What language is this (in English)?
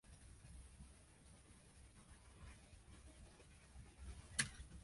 Japanese